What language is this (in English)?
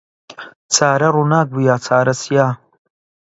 Central Kurdish